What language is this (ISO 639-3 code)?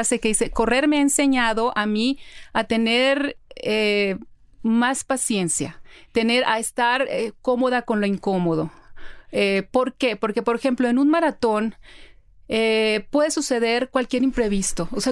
spa